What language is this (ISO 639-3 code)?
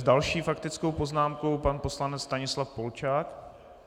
ces